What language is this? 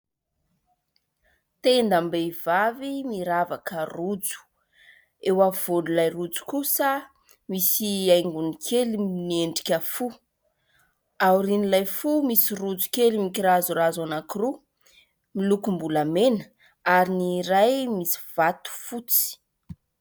Malagasy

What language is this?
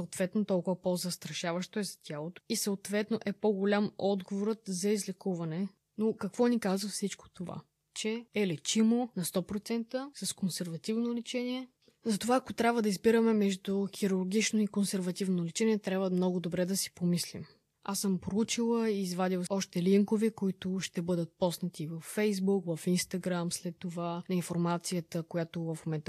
Bulgarian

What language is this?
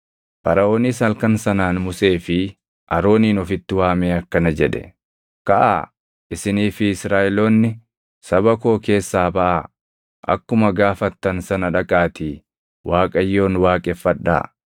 Oromo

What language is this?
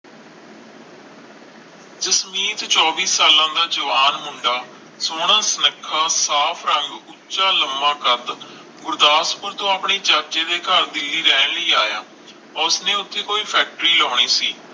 Punjabi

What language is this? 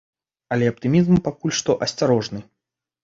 Belarusian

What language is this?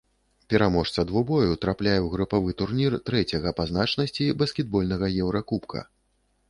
Belarusian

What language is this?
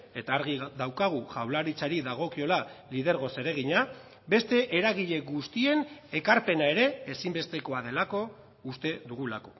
Basque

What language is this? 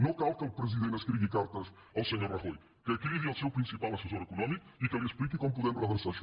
Catalan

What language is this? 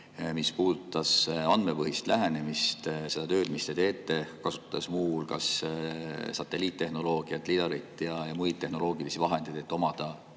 Estonian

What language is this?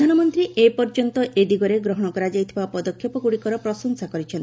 Odia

